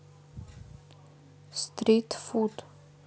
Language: Russian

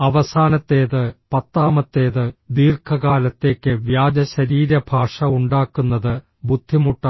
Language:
Malayalam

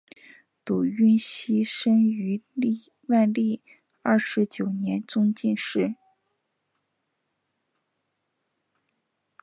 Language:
Chinese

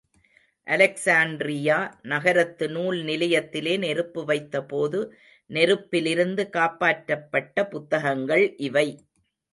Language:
Tamil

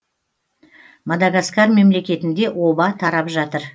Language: Kazakh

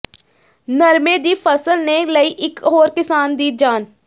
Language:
Punjabi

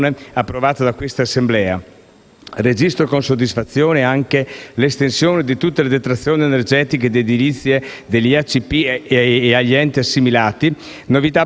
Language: Italian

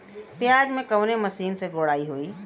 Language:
Bhojpuri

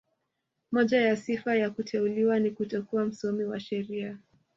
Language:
Swahili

